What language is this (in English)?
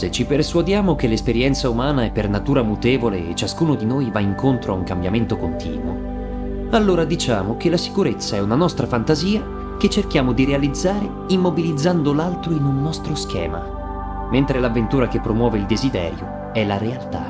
Italian